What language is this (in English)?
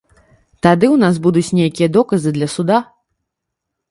Belarusian